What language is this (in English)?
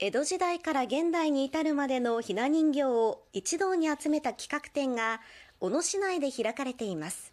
Japanese